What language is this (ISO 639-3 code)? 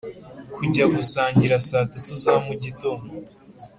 kin